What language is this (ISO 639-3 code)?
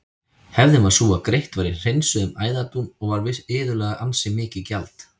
isl